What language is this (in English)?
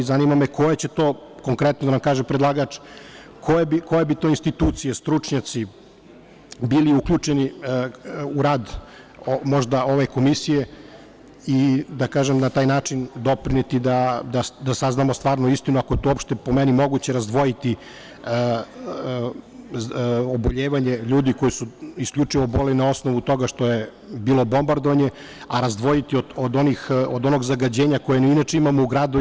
Serbian